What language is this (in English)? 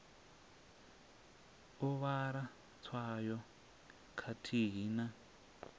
Venda